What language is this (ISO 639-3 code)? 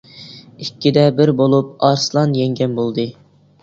uig